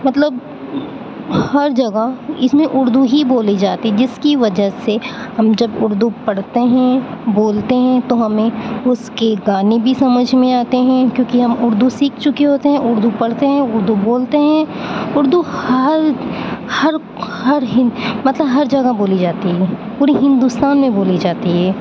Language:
Urdu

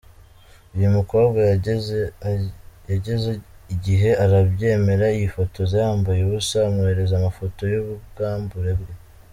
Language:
Kinyarwanda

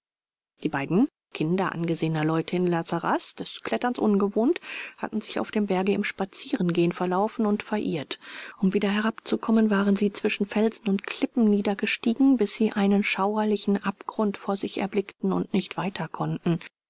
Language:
German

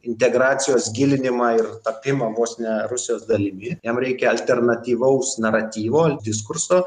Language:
Lithuanian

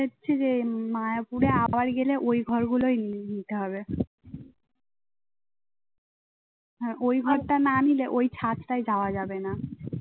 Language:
Bangla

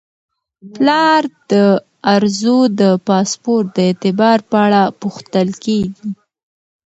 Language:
Pashto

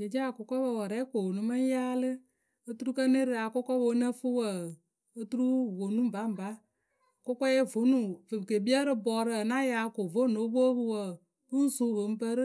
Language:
Akebu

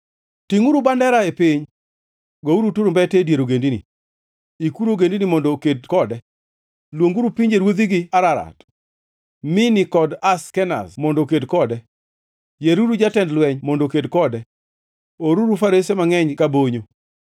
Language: Luo (Kenya and Tanzania)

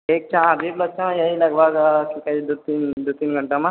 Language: Maithili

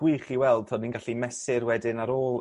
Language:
Welsh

